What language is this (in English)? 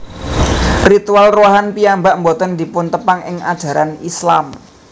Javanese